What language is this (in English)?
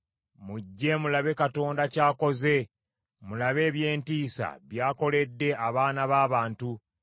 Ganda